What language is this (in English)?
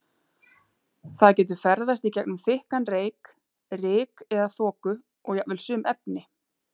Icelandic